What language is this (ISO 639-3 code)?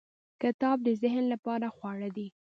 pus